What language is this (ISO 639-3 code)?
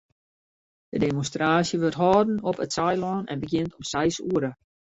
fry